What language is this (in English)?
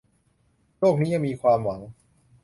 Thai